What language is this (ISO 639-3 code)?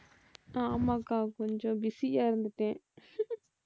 tam